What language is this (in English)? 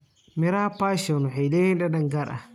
Somali